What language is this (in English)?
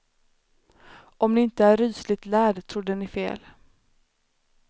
Swedish